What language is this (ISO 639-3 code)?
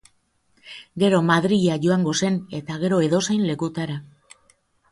eus